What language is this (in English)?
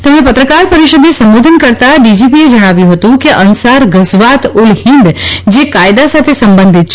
Gujarati